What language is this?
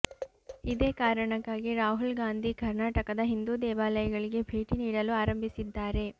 Kannada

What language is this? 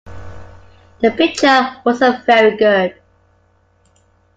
English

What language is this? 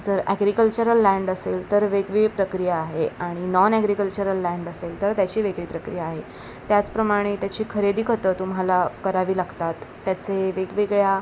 Marathi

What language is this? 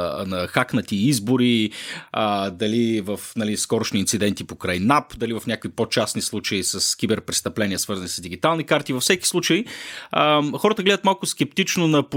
Bulgarian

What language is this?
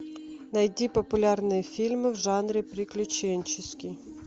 Russian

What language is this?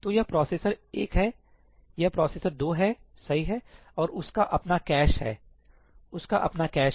Hindi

